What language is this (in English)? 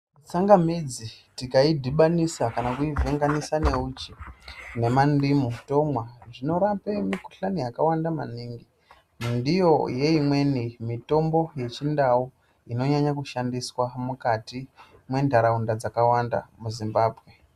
Ndau